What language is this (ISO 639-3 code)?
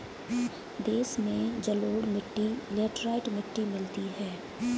hin